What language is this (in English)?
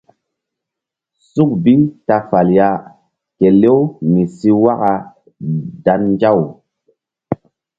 Mbum